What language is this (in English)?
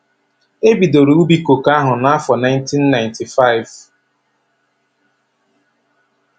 Igbo